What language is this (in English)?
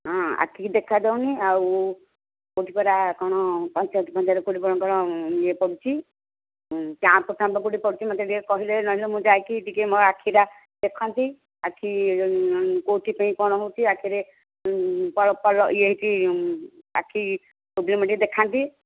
Odia